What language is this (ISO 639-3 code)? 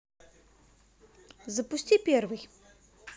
rus